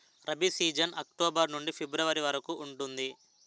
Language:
Telugu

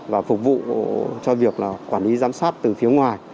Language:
Vietnamese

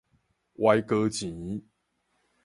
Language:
Min Nan Chinese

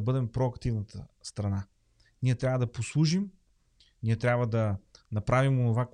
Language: Bulgarian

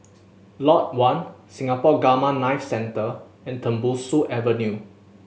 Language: English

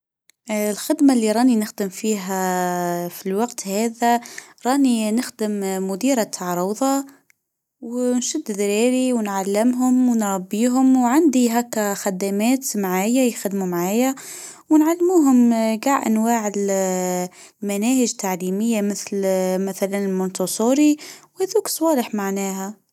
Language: Tunisian Arabic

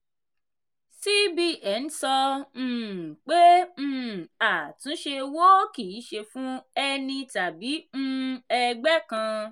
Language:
Yoruba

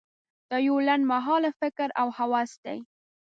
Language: Pashto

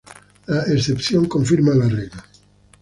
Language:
Spanish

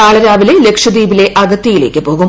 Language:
Malayalam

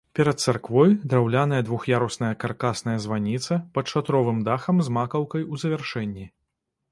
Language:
Belarusian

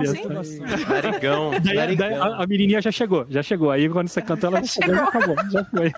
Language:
Portuguese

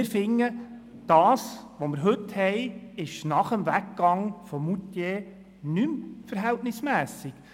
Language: Swiss German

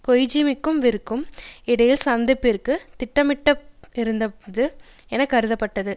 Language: Tamil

